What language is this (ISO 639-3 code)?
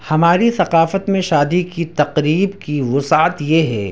urd